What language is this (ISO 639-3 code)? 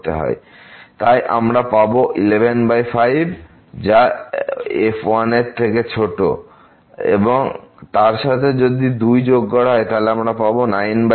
ben